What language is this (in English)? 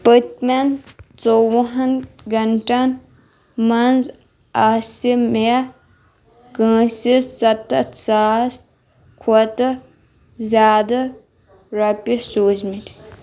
Kashmiri